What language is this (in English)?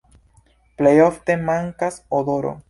Esperanto